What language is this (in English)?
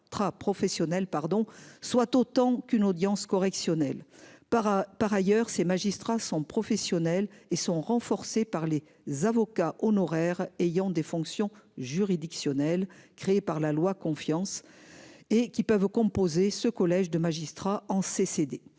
French